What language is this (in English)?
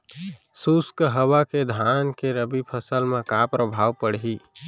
Chhattisgarhi